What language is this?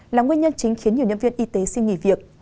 Vietnamese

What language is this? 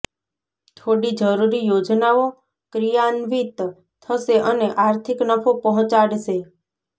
Gujarati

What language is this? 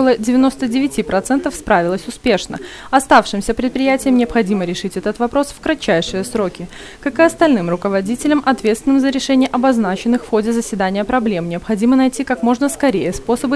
Russian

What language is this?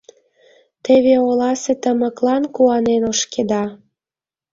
Mari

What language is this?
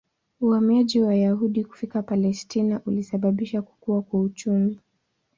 Swahili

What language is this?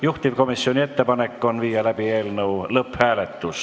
Estonian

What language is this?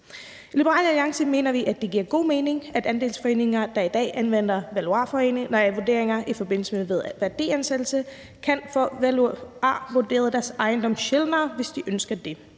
Danish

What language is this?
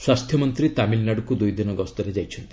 Odia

